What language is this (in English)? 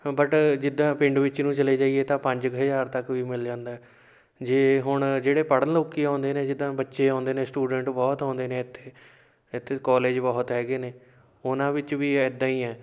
Punjabi